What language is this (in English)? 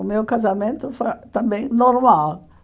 Portuguese